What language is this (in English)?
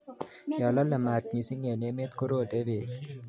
Kalenjin